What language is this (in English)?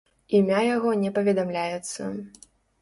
Belarusian